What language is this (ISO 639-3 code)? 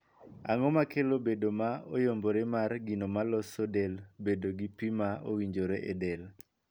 luo